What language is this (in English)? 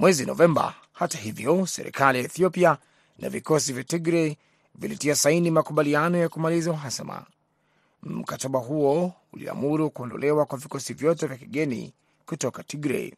Swahili